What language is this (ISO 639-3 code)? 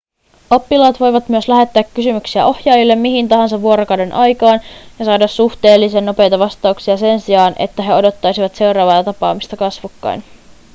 fin